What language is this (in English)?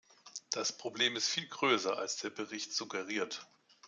German